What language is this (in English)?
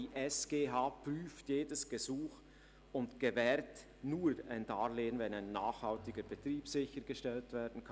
Swiss German